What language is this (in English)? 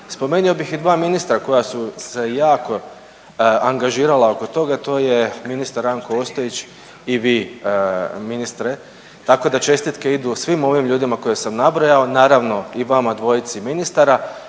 Croatian